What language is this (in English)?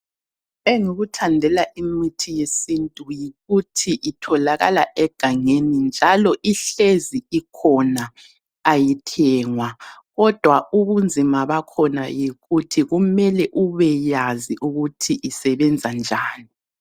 North Ndebele